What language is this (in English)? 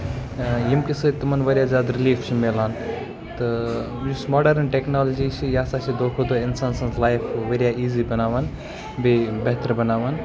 Kashmiri